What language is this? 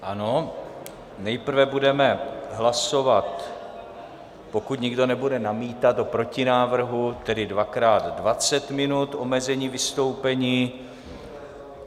Czech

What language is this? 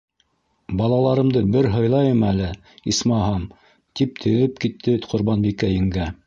Bashkir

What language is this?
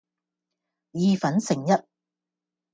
Cantonese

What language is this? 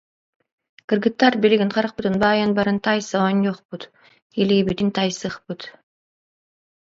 Yakut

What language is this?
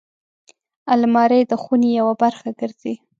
Pashto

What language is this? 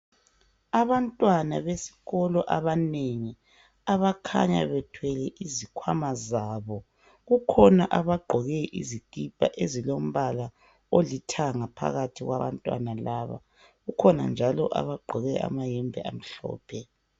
North Ndebele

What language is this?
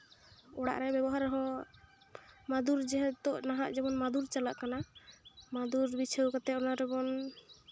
Santali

